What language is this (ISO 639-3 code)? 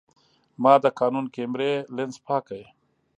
pus